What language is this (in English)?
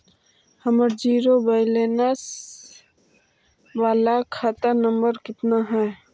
Magahi